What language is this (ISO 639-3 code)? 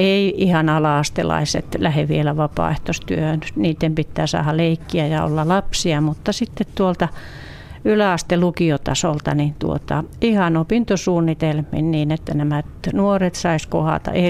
fin